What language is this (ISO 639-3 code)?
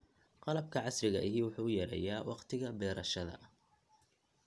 som